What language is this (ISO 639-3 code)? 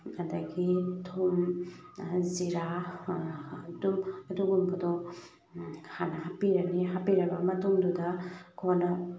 mni